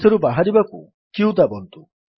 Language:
Odia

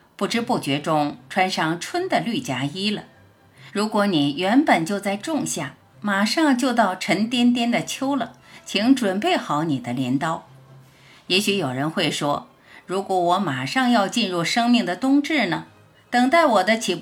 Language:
Chinese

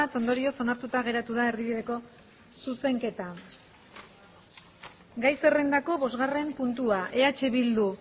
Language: Basque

